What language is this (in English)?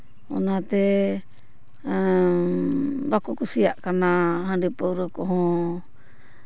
Santali